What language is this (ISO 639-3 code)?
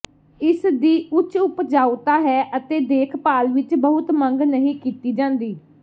pan